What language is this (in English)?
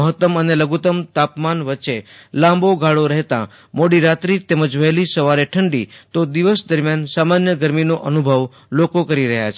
Gujarati